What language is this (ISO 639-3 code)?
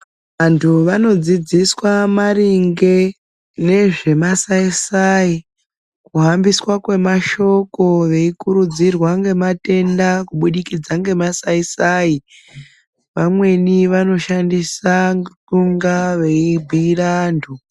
ndc